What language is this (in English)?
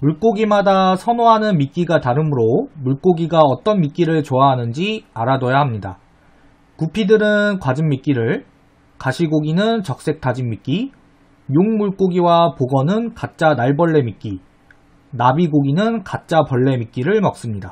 Korean